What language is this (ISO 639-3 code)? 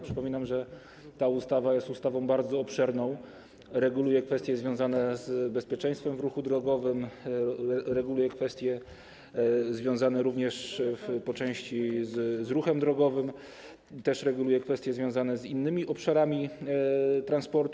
pol